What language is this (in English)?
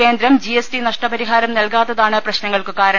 Malayalam